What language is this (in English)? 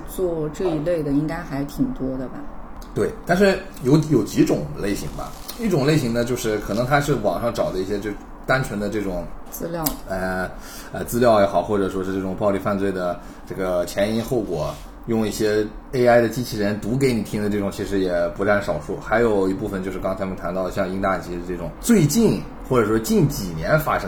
Chinese